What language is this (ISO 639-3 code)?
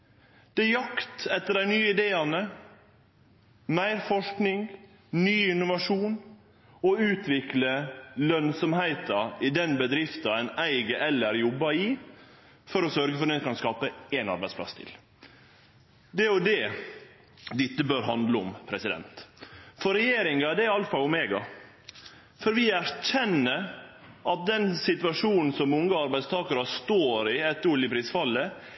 nno